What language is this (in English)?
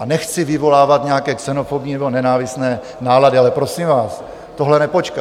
Czech